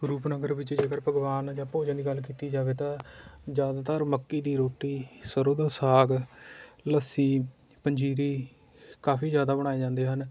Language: Punjabi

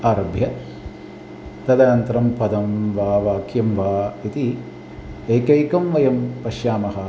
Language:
Sanskrit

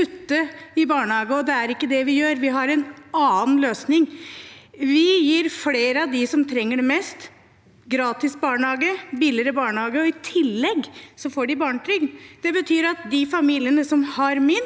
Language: Norwegian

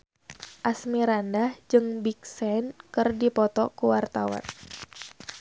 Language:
Sundanese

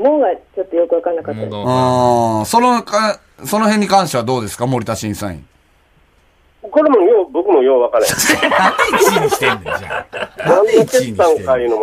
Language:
Japanese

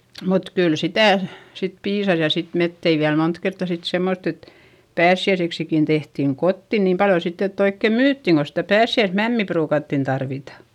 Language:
Finnish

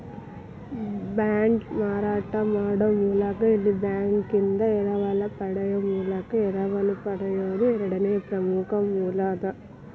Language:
Kannada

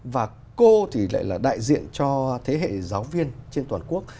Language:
Vietnamese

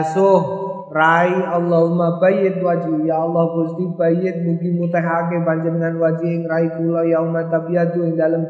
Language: Indonesian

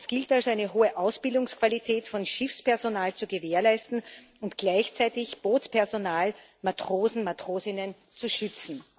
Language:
German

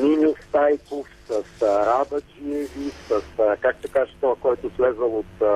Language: Bulgarian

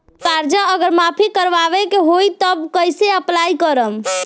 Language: Bhojpuri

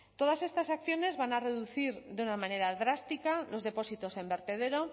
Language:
Spanish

